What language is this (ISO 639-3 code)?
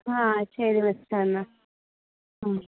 mal